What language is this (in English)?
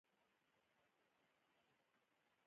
Pashto